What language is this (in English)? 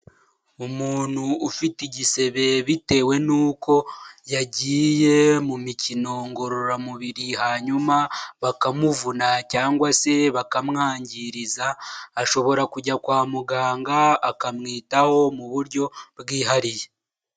Kinyarwanda